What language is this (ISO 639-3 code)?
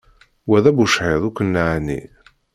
kab